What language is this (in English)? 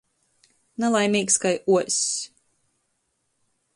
Latgalian